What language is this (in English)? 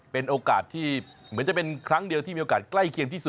Thai